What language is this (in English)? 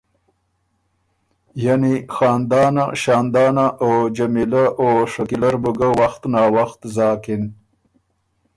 Ormuri